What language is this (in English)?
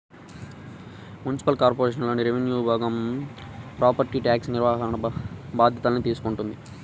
Telugu